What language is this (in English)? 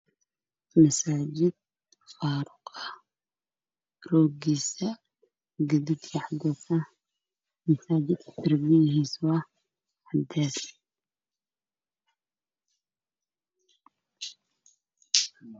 Somali